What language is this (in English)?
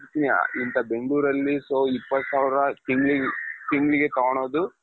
Kannada